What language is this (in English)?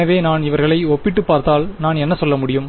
Tamil